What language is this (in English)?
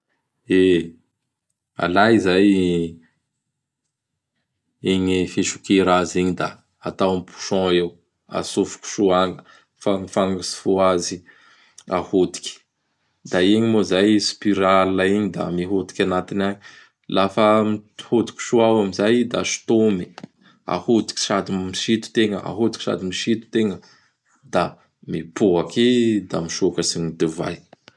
Bara Malagasy